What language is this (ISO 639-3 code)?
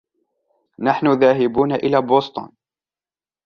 ara